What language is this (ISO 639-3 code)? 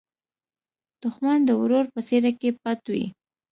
pus